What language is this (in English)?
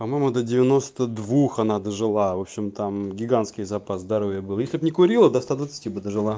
Russian